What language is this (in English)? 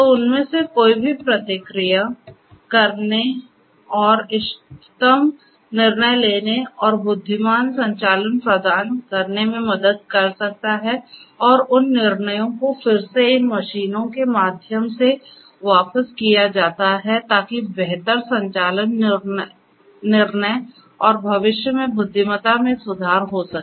Hindi